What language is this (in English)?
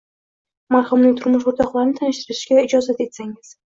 Uzbek